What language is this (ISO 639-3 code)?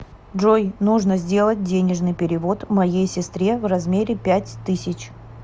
rus